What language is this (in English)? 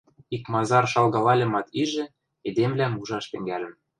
Western Mari